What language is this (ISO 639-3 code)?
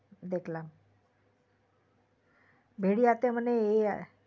ben